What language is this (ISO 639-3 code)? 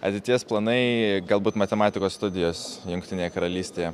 lit